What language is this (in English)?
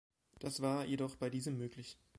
German